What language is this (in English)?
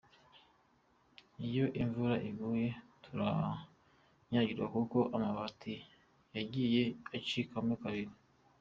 Kinyarwanda